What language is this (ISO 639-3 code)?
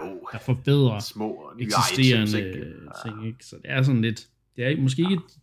dan